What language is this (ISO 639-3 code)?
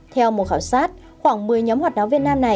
vie